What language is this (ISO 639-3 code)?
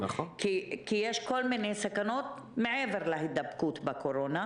heb